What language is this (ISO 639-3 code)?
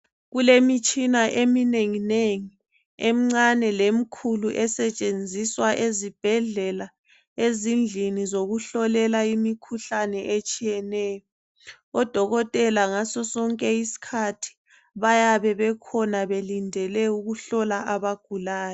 nde